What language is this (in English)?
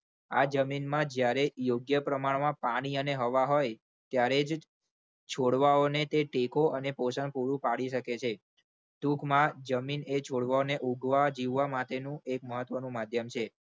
Gujarati